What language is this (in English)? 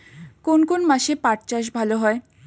Bangla